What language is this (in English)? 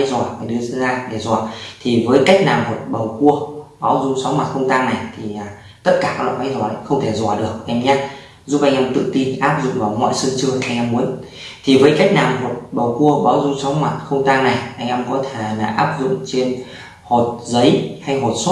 Vietnamese